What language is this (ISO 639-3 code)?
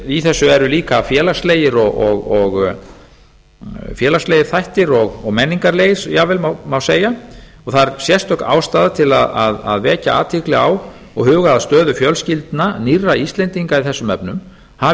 isl